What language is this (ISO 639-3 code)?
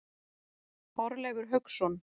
isl